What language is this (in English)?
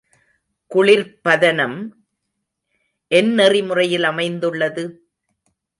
Tamil